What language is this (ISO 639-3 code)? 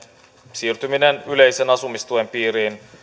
fin